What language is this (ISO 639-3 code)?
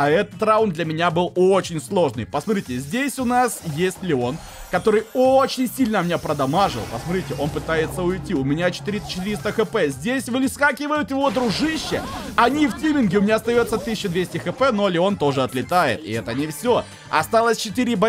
rus